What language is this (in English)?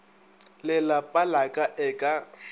Northern Sotho